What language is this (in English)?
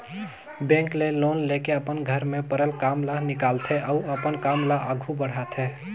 Chhattisgarhi